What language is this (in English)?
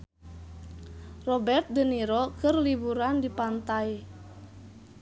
Sundanese